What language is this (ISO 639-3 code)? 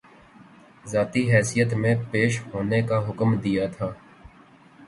urd